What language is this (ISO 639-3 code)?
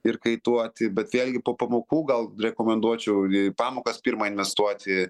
lit